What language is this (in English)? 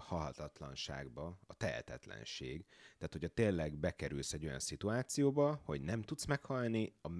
Hungarian